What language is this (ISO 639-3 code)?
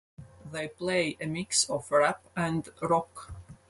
eng